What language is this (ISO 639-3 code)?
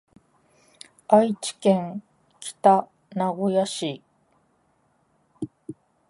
jpn